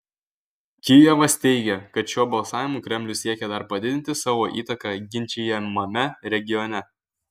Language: Lithuanian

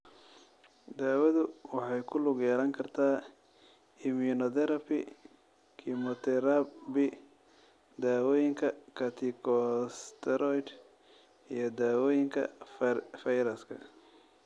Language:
Somali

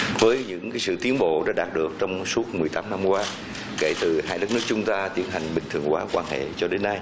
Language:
Vietnamese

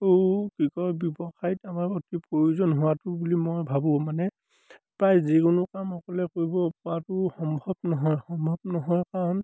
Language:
Assamese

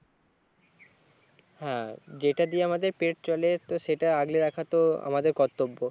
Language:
Bangla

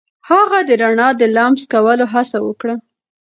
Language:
Pashto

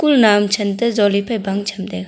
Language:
Wancho Naga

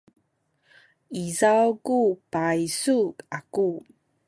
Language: Sakizaya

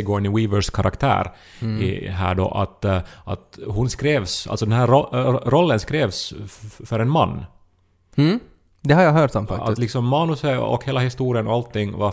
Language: Swedish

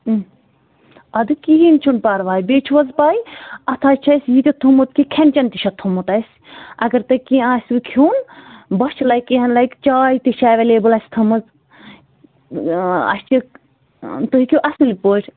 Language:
Kashmiri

